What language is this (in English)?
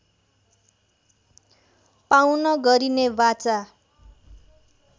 Nepali